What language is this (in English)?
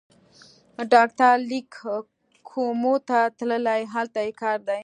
Pashto